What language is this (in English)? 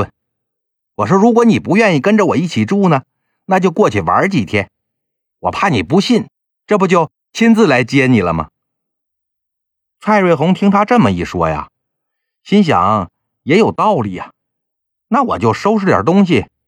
Chinese